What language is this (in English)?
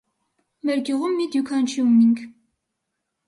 Armenian